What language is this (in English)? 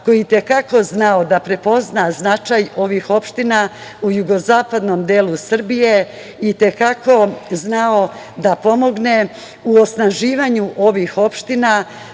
Serbian